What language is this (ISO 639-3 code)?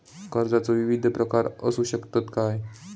mar